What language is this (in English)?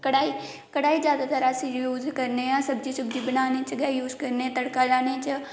Dogri